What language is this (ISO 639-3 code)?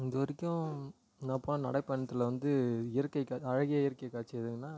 tam